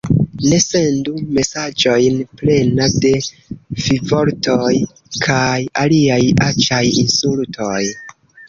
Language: Esperanto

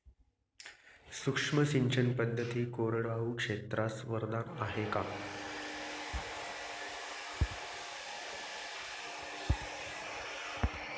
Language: Marathi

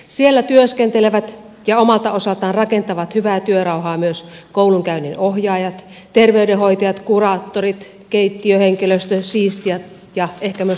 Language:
Finnish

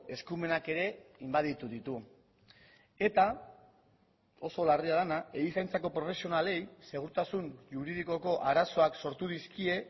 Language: Basque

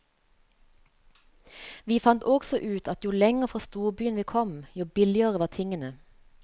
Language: Norwegian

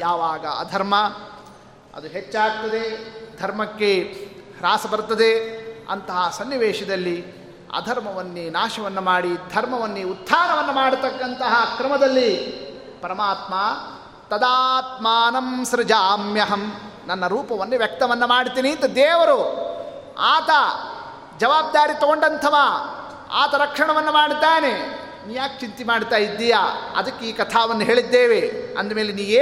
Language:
Kannada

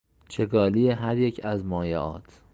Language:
Persian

